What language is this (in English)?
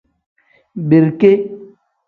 Tem